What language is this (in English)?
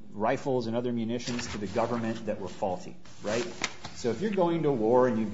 English